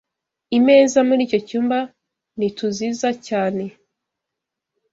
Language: Kinyarwanda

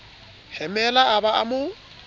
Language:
Southern Sotho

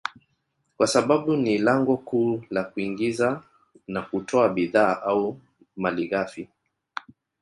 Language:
Swahili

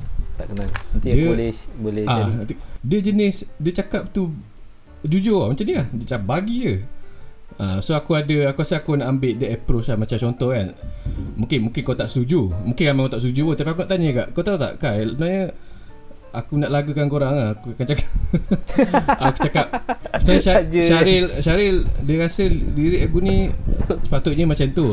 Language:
Malay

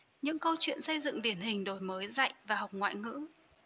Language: Vietnamese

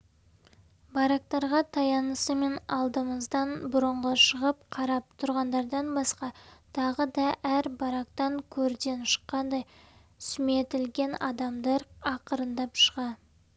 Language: Kazakh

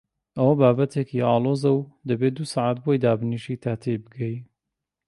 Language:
Central Kurdish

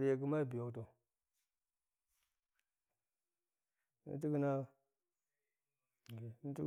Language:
Goemai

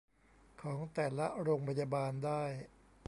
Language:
Thai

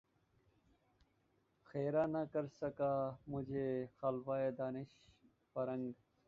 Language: Urdu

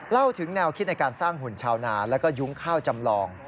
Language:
Thai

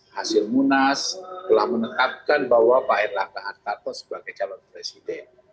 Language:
Indonesian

